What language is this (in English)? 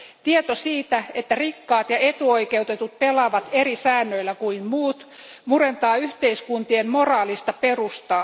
Finnish